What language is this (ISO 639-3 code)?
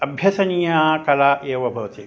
san